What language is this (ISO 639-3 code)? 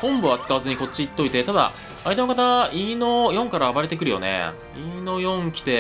jpn